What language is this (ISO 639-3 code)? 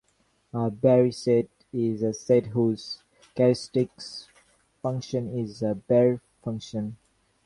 eng